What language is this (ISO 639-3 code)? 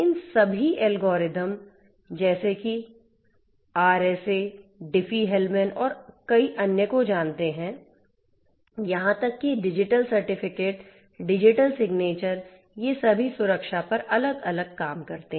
hin